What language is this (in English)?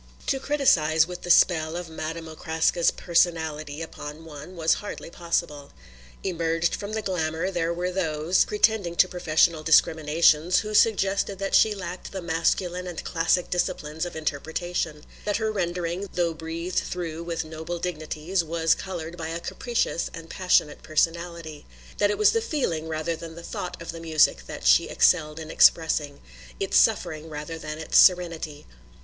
English